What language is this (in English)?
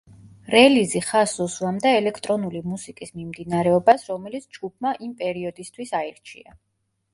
Georgian